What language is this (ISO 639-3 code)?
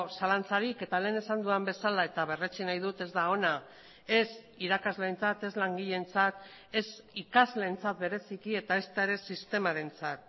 eus